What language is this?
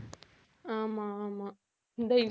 Tamil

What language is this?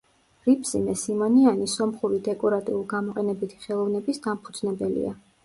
Georgian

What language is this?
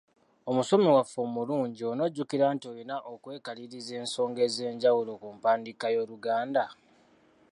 Ganda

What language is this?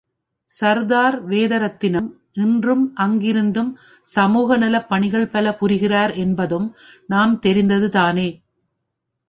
Tamil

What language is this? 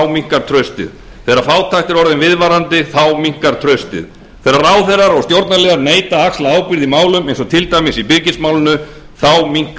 Icelandic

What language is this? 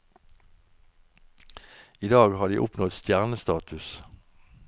Norwegian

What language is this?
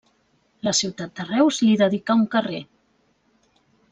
Catalan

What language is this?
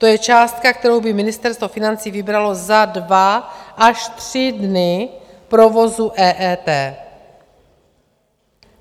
Czech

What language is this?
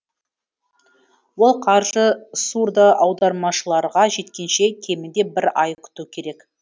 Kazakh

